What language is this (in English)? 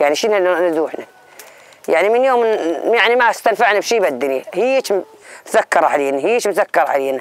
Arabic